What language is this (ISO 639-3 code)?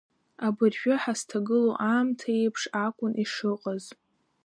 abk